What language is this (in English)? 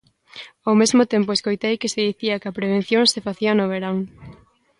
Galician